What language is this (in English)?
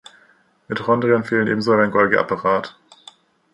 German